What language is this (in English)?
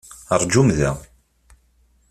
Kabyle